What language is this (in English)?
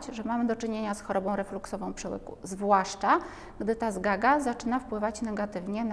Polish